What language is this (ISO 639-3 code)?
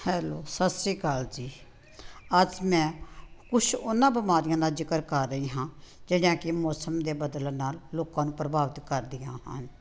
pan